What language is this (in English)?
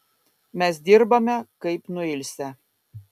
Lithuanian